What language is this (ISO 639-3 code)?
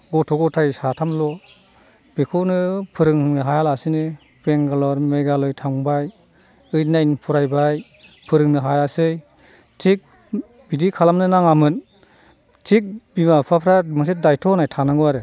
brx